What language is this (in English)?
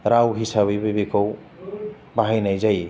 Bodo